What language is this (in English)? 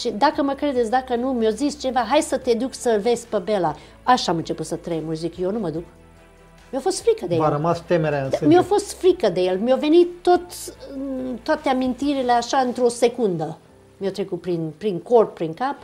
Romanian